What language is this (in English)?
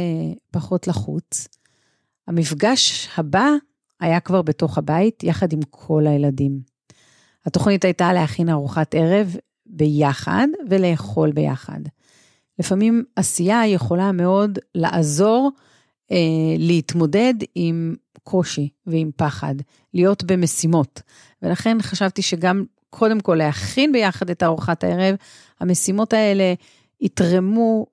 Hebrew